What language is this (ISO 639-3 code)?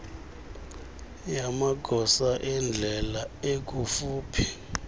xho